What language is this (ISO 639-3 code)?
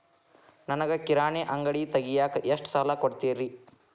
kan